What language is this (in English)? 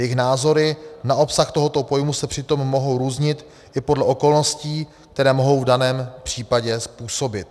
Czech